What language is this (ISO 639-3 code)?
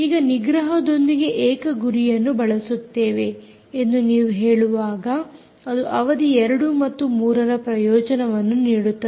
kan